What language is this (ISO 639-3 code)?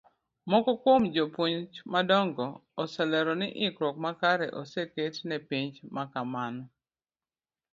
luo